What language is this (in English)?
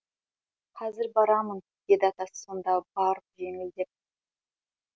Kazakh